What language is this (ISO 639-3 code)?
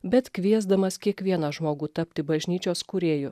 lit